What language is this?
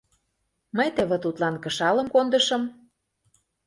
Mari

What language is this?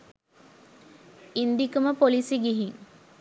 Sinhala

